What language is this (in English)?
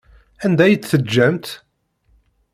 Kabyle